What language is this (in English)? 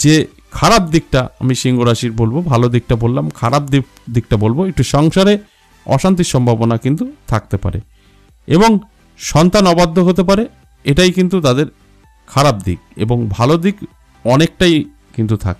Hindi